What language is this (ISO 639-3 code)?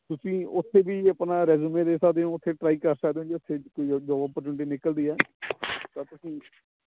pan